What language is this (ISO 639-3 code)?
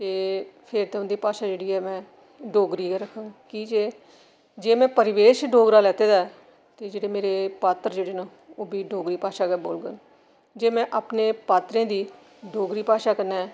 doi